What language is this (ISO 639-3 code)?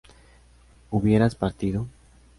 spa